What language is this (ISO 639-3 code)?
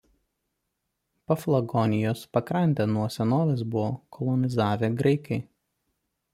lit